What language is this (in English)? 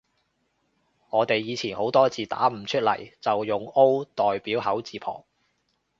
Cantonese